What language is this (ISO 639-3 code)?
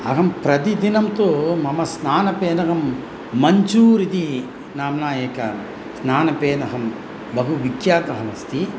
san